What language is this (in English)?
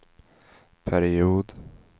Swedish